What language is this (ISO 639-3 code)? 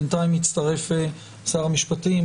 heb